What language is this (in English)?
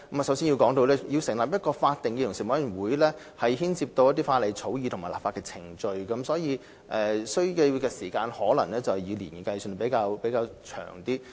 Cantonese